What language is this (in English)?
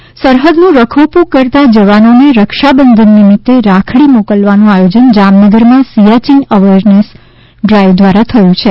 Gujarati